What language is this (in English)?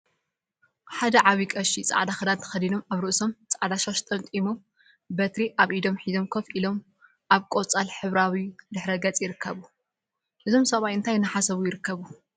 Tigrinya